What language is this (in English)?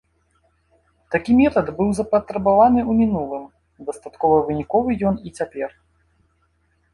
Belarusian